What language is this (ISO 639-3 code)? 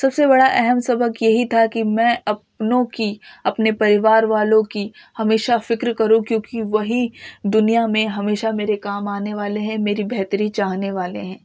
urd